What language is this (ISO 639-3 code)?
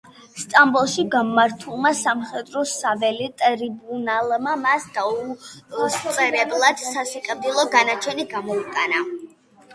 kat